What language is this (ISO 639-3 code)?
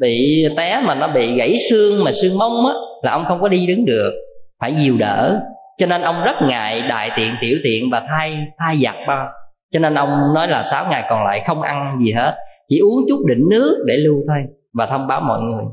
vie